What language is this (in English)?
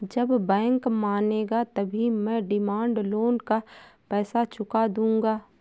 Hindi